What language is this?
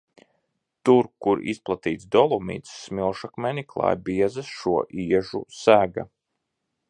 Latvian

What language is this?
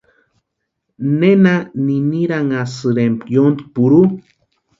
Western Highland Purepecha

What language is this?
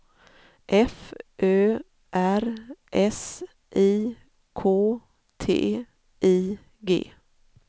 Swedish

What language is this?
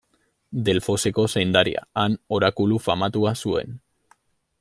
Basque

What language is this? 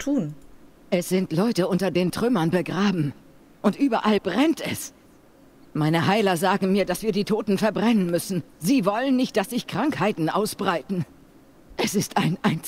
German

